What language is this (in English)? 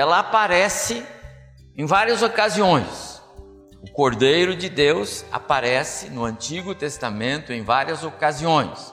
Portuguese